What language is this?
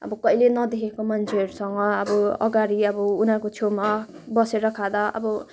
Nepali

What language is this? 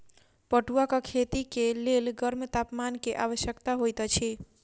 Maithili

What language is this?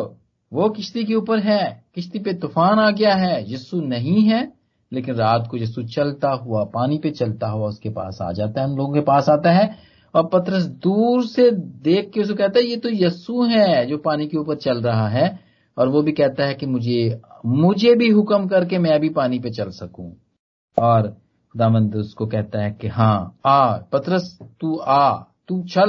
Hindi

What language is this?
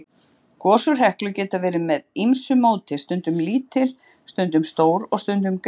Icelandic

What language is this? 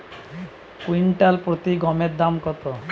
Bangla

